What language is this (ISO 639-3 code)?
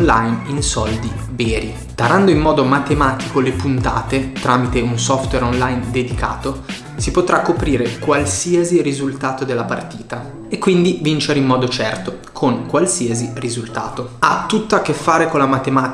ita